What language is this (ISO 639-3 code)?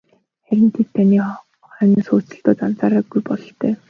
mon